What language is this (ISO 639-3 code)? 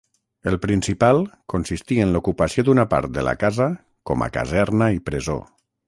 cat